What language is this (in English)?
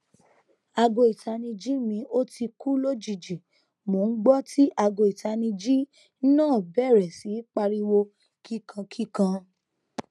Yoruba